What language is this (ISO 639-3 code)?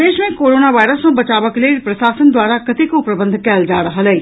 mai